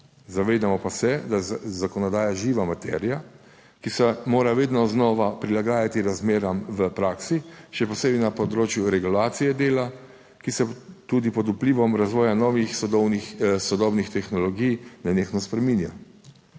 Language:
Slovenian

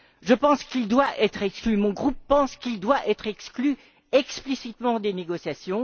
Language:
French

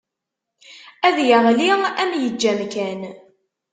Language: Kabyle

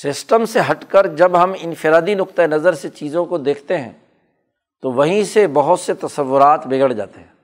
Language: Urdu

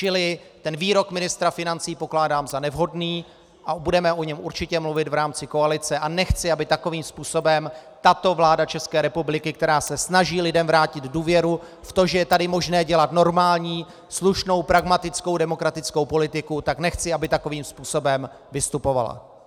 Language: Czech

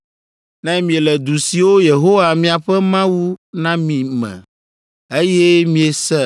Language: Ewe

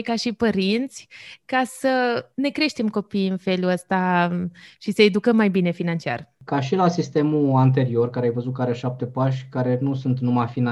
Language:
Romanian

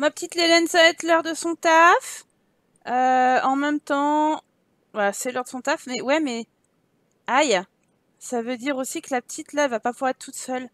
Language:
French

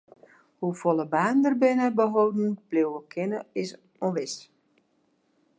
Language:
Western Frisian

